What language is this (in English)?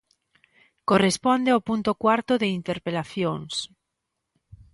Galician